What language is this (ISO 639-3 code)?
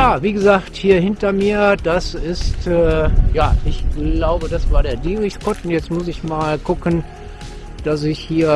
deu